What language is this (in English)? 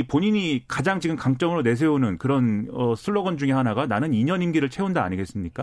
Korean